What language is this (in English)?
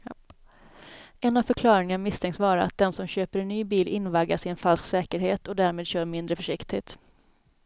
Swedish